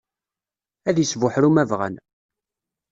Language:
Kabyle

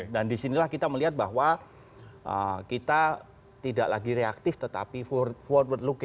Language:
Indonesian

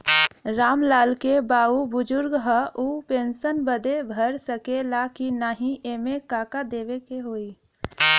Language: Bhojpuri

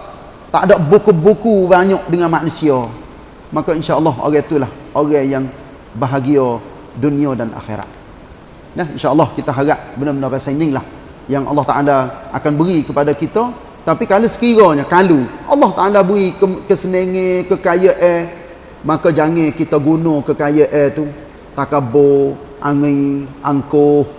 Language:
Malay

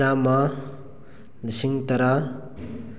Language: Manipuri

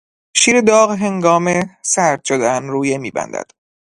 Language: Persian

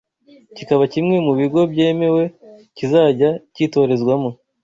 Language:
Kinyarwanda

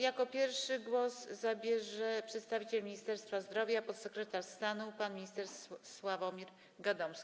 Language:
Polish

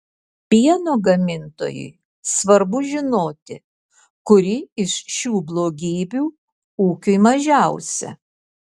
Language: Lithuanian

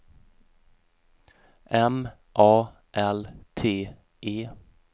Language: Swedish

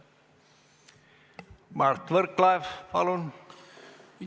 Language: Estonian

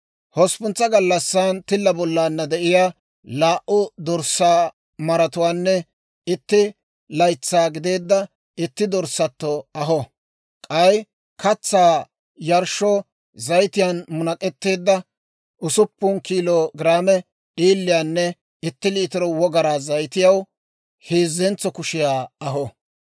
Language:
Dawro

